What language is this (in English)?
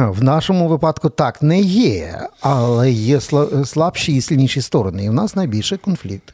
Ukrainian